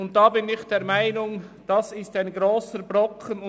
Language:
Swiss German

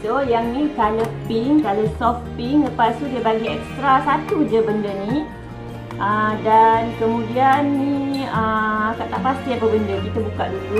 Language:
Malay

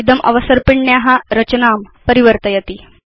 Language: Sanskrit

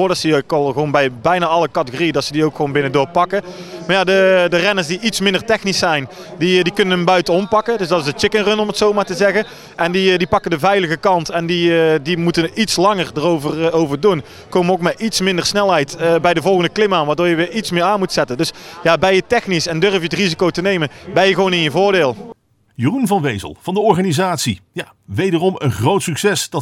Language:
Dutch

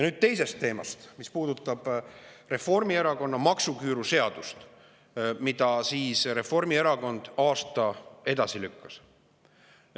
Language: Estonian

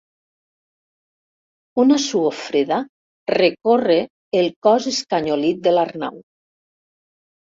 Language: Catalan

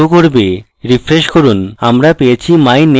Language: Bangla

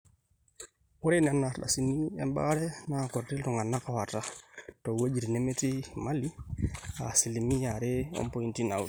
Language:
Masai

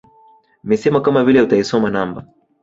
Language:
Swahili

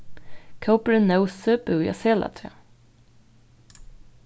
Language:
Faroese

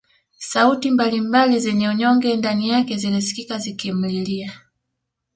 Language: Swahili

